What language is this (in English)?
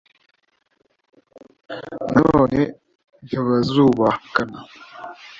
Kinyarwanda